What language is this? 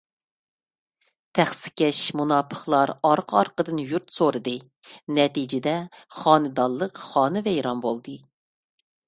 Uyghur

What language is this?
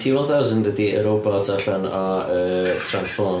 Welsh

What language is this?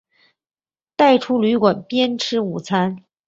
Chinese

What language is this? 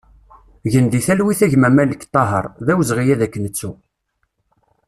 Kabyle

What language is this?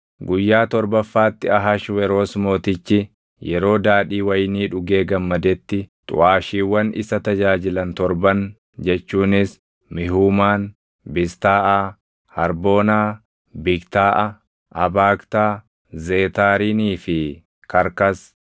Oromo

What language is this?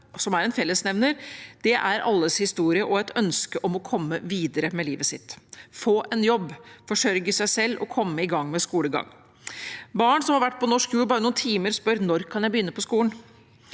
Norwegian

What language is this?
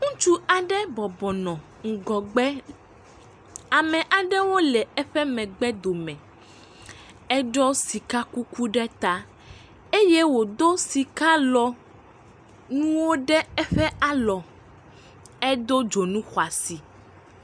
Ewe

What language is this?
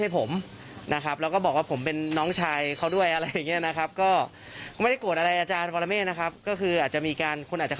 Thai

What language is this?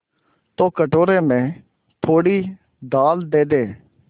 Hindi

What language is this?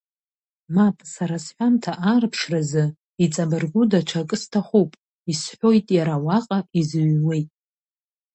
Abkhazian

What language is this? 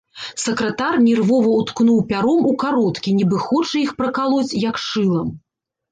Belarusian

